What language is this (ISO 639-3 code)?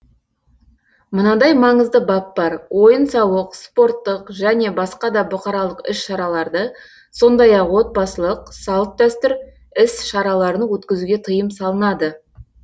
kaz